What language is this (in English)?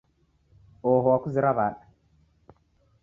Taita